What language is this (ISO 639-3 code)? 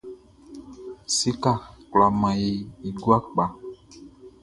bci